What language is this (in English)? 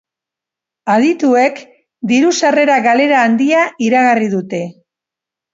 Basque